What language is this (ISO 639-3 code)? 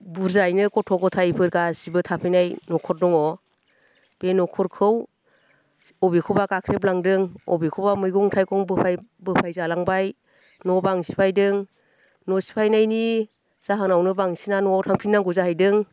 brx